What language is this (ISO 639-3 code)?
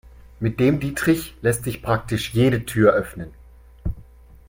deu